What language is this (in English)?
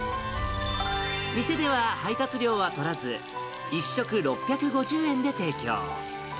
Japanese